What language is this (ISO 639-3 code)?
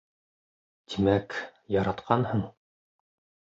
bak